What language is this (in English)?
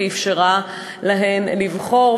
Hebrew